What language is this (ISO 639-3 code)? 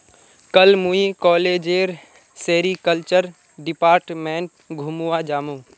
mag